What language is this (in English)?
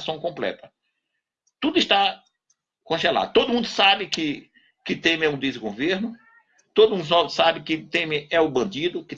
Portuguese